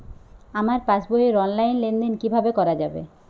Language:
Bangla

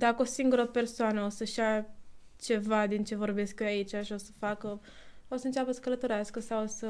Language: Romanian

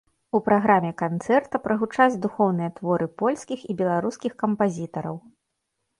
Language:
Belarusian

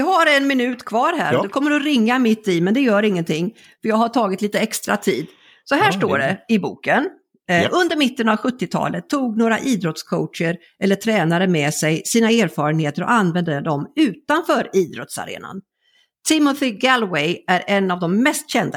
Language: Swedish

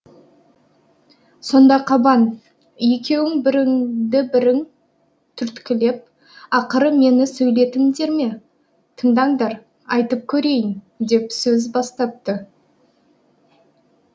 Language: Kazakh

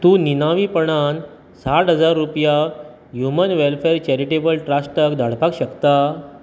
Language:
Konkani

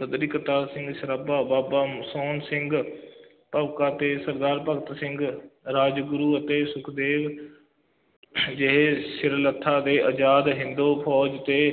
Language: Punjabi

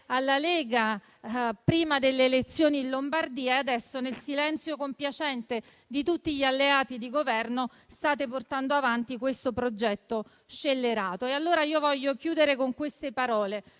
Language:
Italian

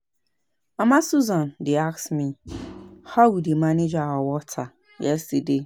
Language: Nigerian Pidgin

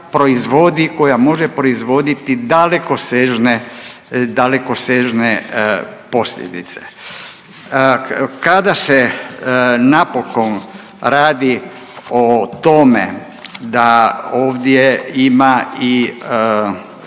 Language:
Croatian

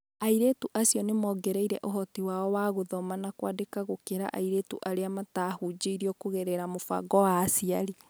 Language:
Kikuyu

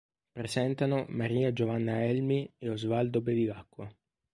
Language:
Italian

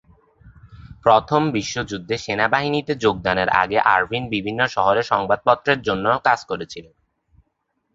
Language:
Bangla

